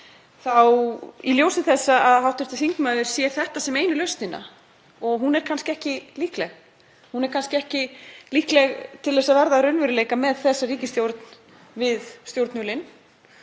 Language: Icelandic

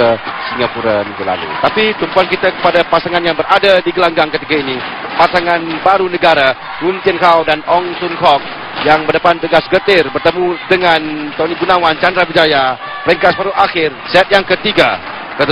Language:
Malay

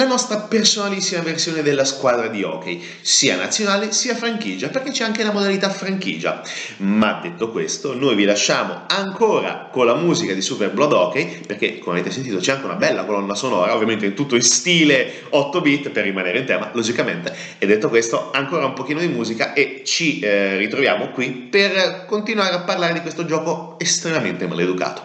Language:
Italian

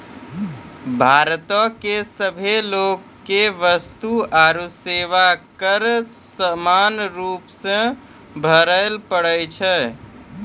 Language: Maithili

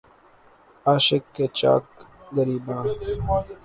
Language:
Urdu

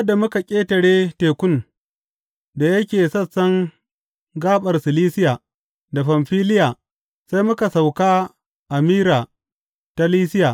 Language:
Hausa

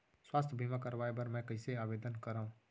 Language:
Chhattisgarhi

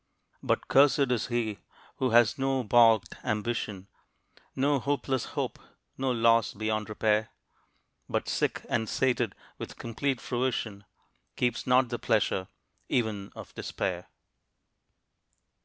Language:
English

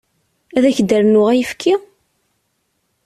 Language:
Kabyle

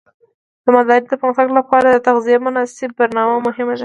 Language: Pashto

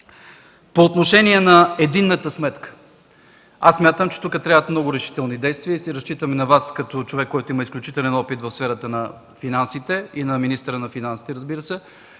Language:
Bulgarian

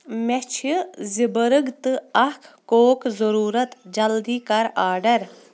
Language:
Kashmiri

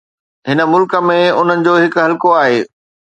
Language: Sindhi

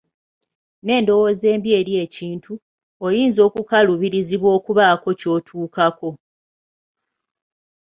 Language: Ganda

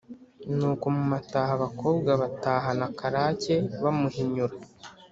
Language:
Kinyarwanda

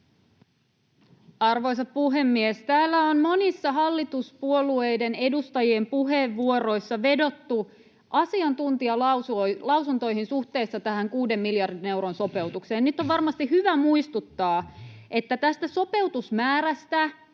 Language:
Finnish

